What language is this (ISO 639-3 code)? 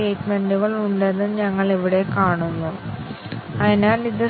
mal